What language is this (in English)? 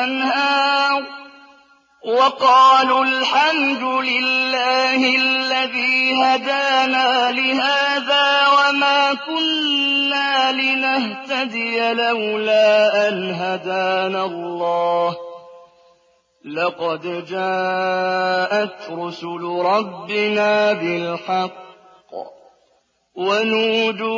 Arabic